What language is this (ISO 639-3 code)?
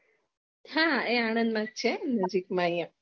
guj